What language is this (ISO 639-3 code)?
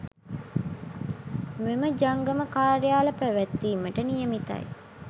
sin